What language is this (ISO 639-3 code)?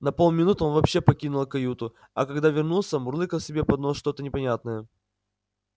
rus